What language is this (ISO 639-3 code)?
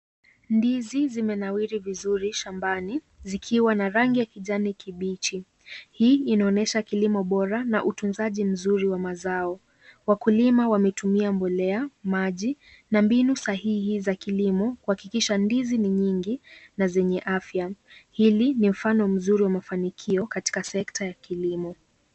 swa